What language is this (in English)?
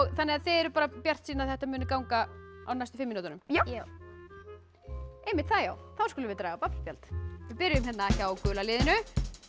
Icelandic